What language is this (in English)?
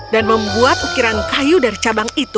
Indonesian